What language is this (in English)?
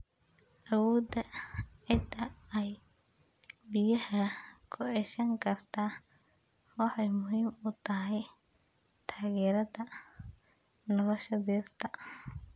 Somali